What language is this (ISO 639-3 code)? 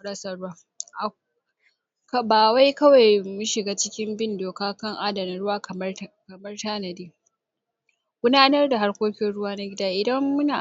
hau